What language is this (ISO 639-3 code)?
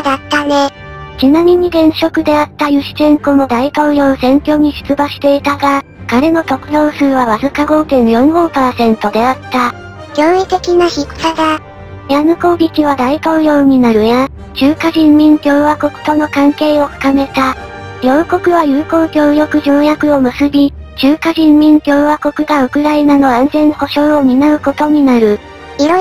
jpn